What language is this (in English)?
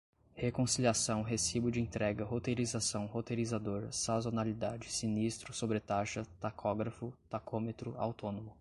Portuguese